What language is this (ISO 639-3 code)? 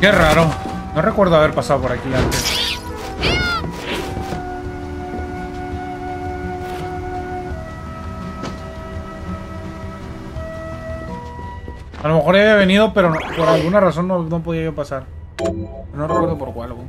spa